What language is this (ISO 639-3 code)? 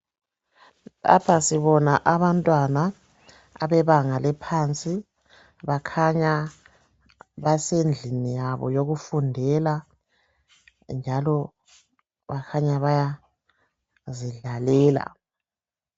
nde